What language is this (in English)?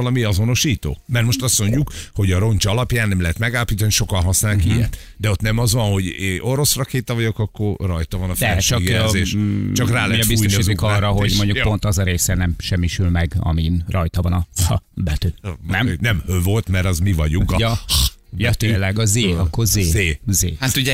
Hungarian